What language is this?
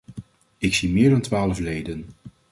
Dutch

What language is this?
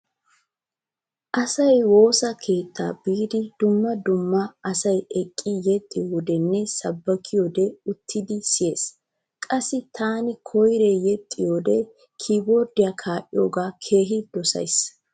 Wolaytta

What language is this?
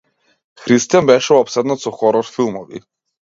Macedonian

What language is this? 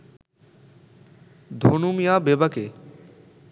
Bangla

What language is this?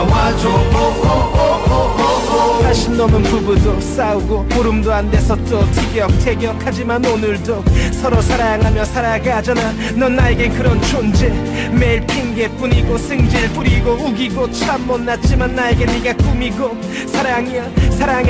Korean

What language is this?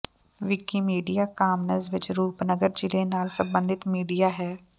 Punjabi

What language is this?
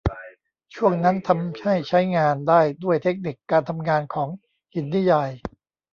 Thai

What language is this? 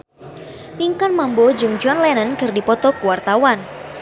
Sundanese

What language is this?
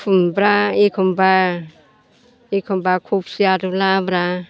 Bodo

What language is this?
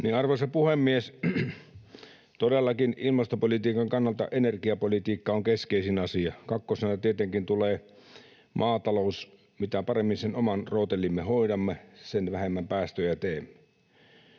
Finnish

